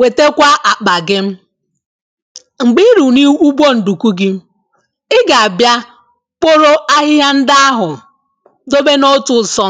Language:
Igbo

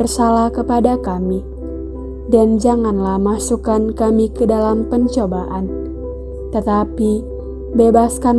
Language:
Indonesian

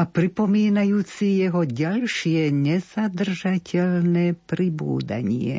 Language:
Slovak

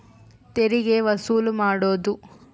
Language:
Kannada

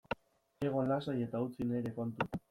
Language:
Basque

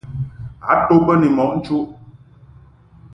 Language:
Mungaka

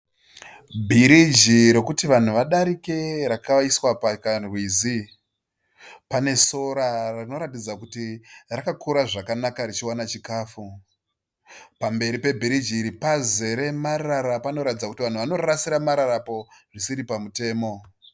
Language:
Shona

